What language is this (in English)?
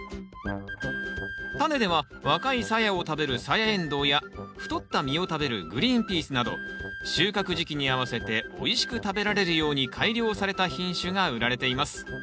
Japanese